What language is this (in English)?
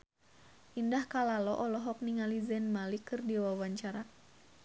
Sundanese